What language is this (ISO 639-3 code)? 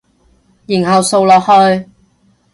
yue